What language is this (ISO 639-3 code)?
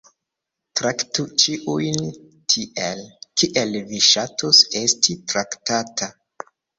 epo